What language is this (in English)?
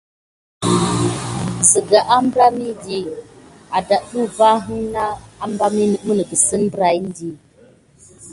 Gidar